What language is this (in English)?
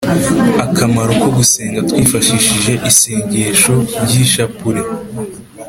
Kinyarwanda